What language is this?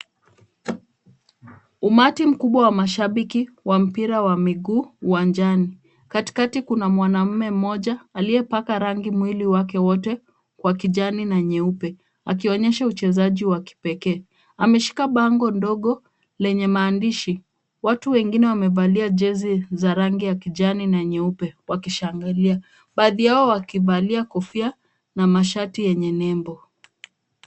Swahili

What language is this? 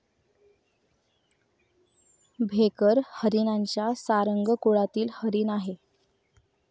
Marathi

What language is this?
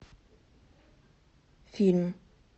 Russian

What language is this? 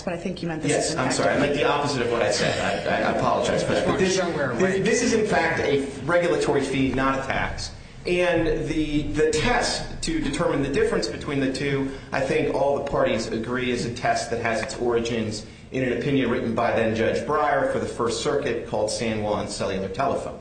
English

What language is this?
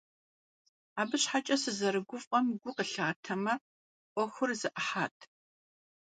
Kabardian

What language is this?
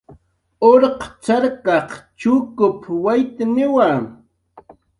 Jaqaru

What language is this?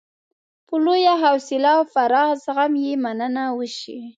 Pashto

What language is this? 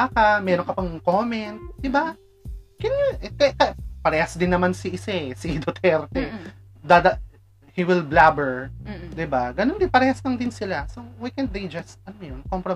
Filipino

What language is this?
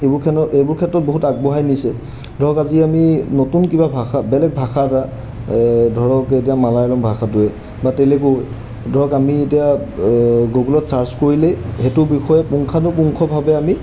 Assamese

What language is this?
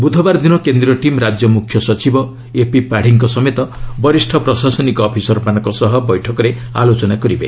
Odia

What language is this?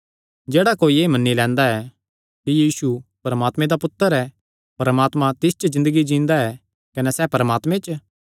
Kangri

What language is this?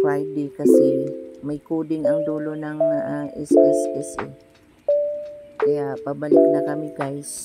Filipino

